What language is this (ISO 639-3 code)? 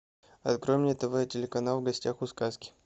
rus